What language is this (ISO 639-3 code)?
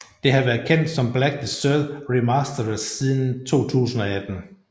dan